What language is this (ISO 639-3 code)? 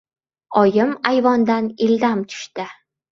uzb